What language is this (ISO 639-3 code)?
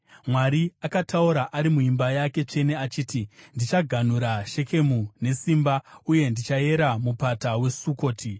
sna